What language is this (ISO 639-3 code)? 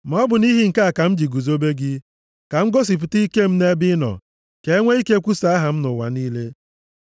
ibo